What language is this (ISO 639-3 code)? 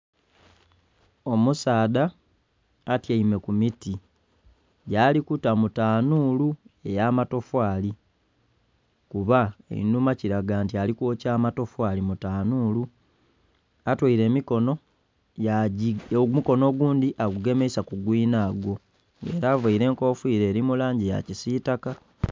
xog